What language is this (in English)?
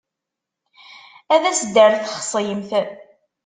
Kabyle